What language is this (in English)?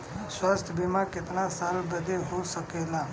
Bhojpuri